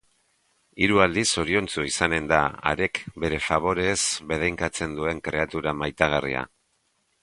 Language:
Basque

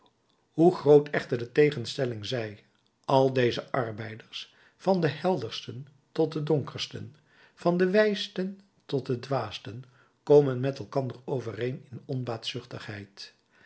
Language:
Dutch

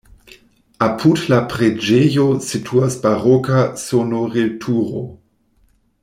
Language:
Esperanto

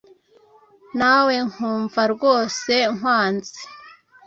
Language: Kinyarwanda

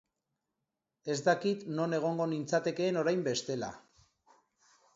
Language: Basque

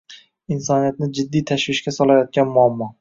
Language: Uzbek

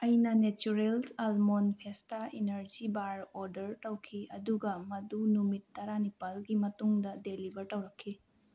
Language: Manipuri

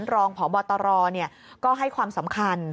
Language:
Thai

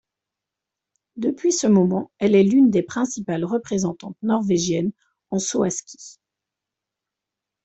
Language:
French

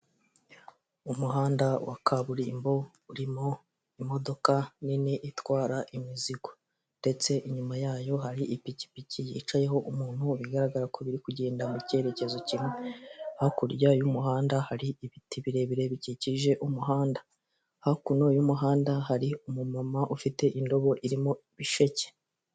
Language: Kinyarwanda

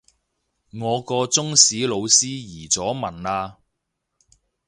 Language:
Cantonese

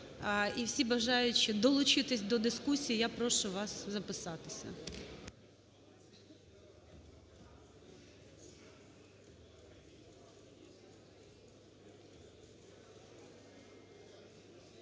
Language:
Ukrainian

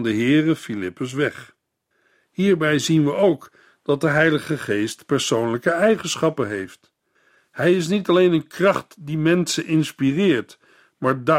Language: Dutch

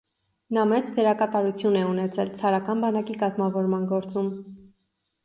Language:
Armenian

